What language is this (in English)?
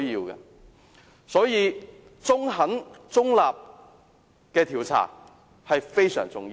Cantonese